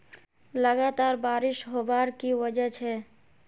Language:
Magahi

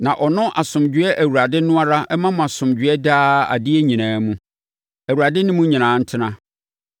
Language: Akan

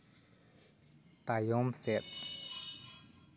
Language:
Santali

